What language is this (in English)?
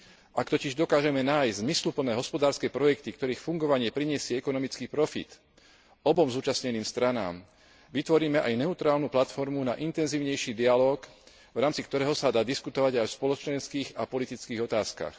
Slovak